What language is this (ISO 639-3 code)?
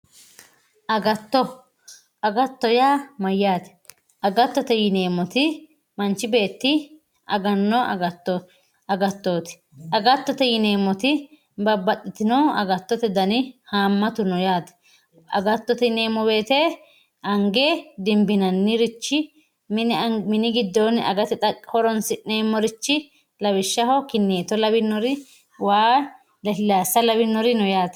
sid